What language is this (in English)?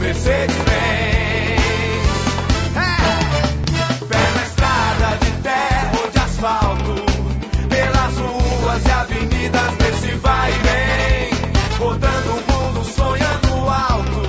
Portuguese